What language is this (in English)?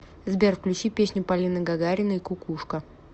Russian